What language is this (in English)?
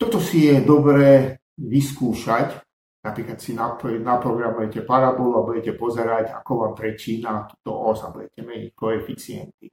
Slovak